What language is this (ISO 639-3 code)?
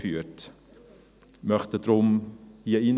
gsw